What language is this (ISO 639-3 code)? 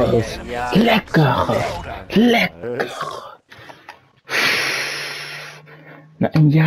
nld